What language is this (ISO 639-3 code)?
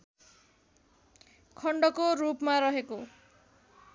nep